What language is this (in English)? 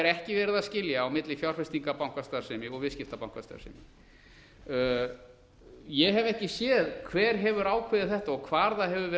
Icelandic